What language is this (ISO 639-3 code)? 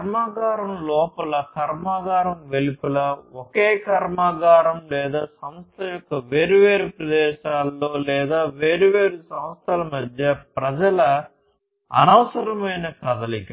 tel